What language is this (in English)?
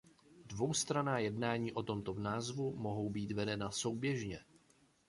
Czech